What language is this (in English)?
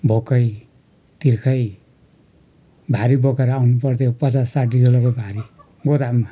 Nepali